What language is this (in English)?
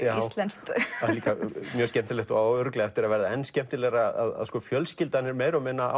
Icelandic